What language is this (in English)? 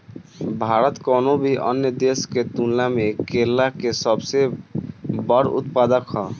Bhojpuri